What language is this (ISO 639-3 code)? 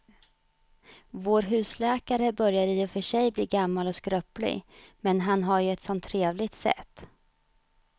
swe